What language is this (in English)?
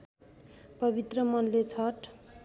Nepali